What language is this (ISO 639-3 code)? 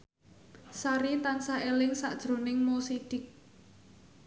jav